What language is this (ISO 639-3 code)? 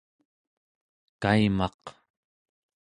esu